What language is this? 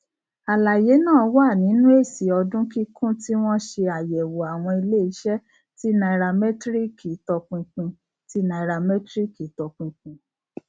Yoruba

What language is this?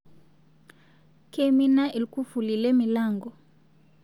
Masai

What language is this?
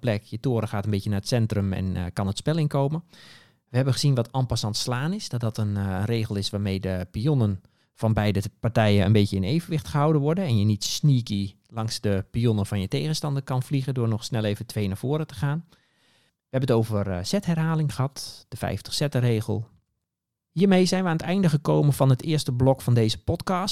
Dutch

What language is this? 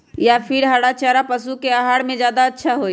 Magahi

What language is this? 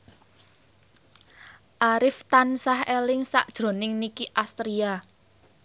Javanese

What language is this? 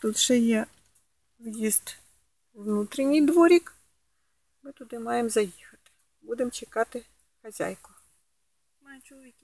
Ukrainian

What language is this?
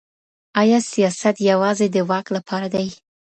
Pashto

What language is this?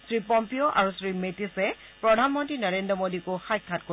Assamese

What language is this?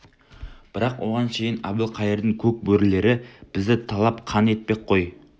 Kazakh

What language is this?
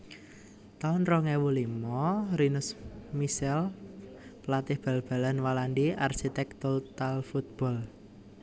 Javanese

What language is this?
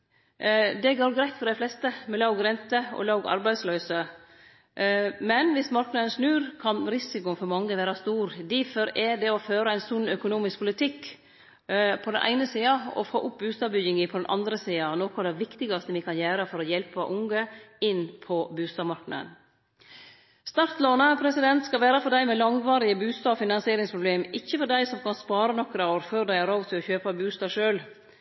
Norwegian Nynorsk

